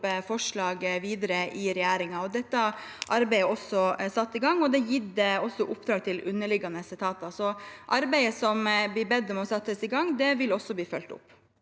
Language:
Norwegian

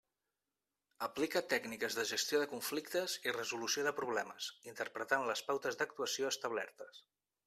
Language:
Catalan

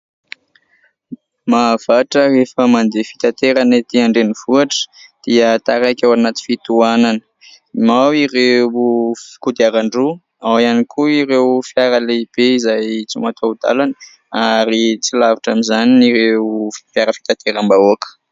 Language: Malagasy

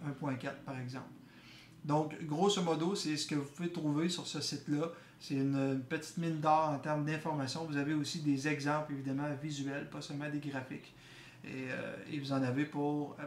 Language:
French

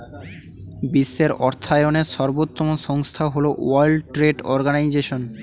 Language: Bangla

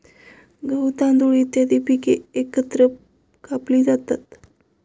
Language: Marathi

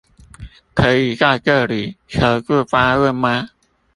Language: Chinese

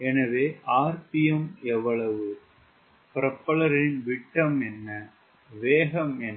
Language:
Tamil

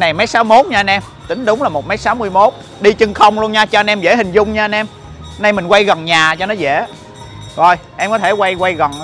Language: Vietnamese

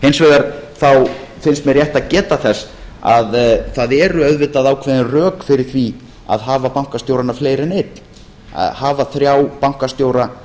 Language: Icelandic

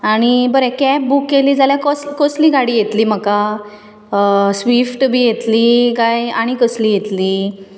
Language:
Konkani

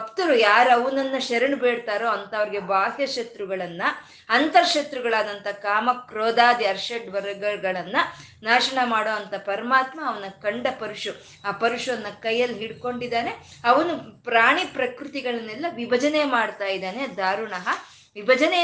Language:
Kannada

